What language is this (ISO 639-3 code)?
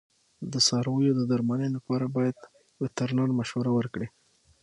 pus